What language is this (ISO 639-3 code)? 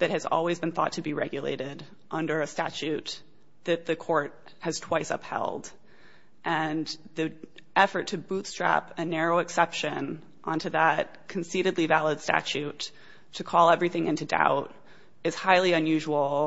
eng